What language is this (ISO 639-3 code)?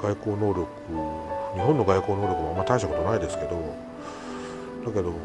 jpn